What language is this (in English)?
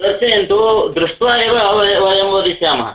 Sanskrit